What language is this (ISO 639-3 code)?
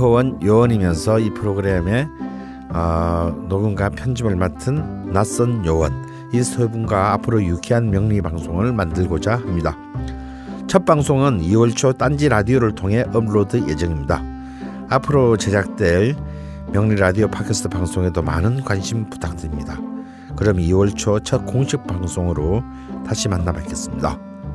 kor